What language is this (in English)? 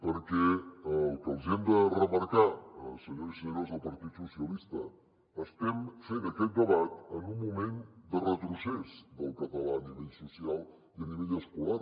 Catalan